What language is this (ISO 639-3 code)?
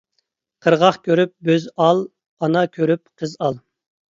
uig